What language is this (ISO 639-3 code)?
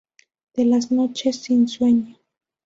spa